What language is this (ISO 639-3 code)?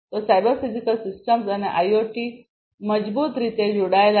guj